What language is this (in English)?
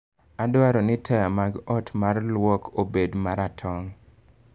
Luo (Kenya and Tanzania)